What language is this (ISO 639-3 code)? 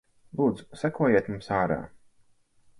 lav